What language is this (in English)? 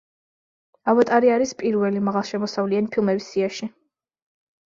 Georgian